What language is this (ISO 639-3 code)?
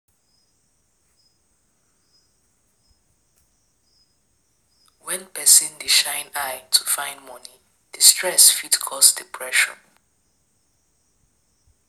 pcm